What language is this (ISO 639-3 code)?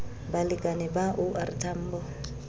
sot